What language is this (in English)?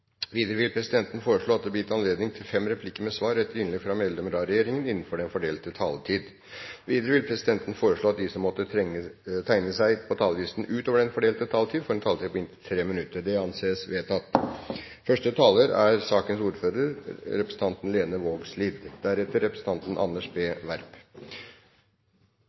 Norwegian